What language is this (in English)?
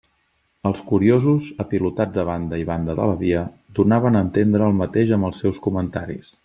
Catalan